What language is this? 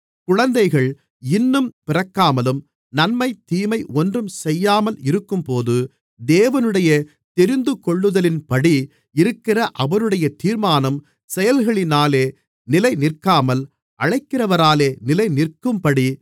Tamil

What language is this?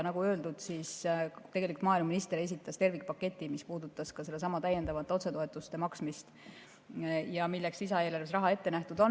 Estonian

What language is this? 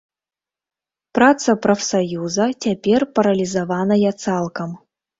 Belarusian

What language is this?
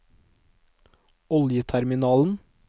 Norwegian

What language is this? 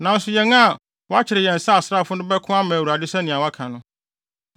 Akan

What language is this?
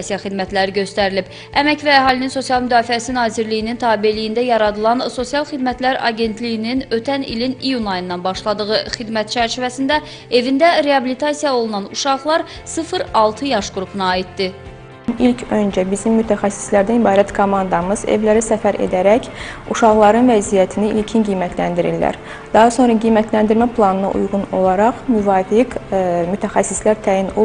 Turkish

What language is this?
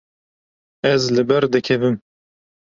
Kurdish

